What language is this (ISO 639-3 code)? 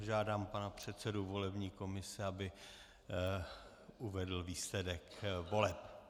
ces